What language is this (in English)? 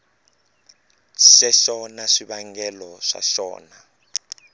Tsonga